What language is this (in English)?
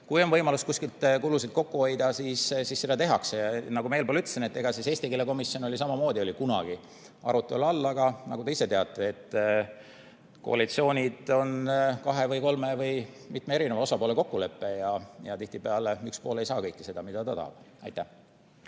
Estonian